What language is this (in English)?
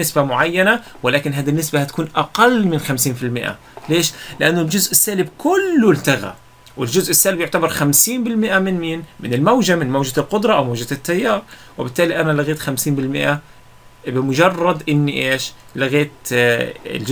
Arabic